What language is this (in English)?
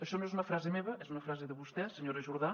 Catalan